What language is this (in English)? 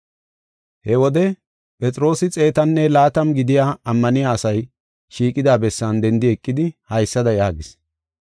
Gofa